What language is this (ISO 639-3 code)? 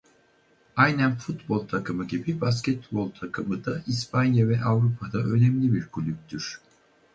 tur